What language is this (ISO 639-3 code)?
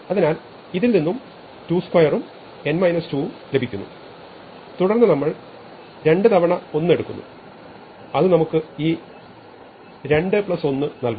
mal